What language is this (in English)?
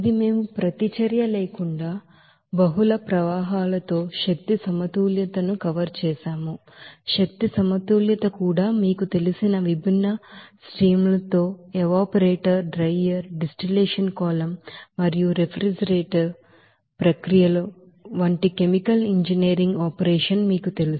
Telugu